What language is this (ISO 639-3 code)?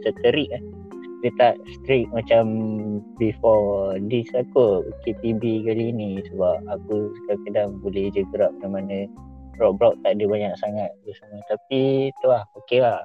msa